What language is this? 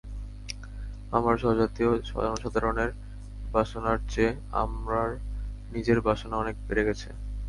Bangla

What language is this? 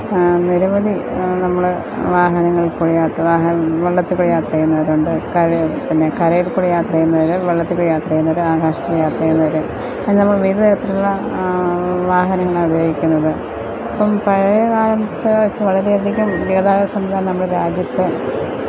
Malayalam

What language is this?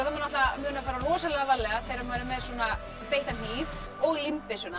Icelandic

